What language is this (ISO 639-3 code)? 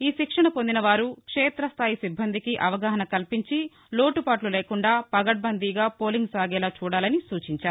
tel